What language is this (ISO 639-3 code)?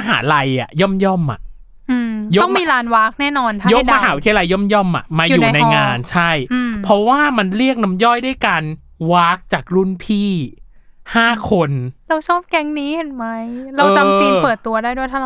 tha